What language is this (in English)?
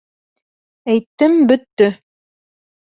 Bashkir